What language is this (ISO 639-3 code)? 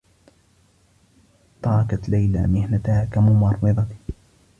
ara